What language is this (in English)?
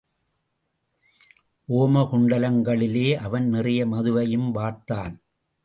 Tamil